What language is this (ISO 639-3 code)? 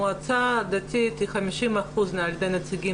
heb